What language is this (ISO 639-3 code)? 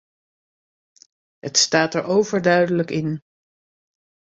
nld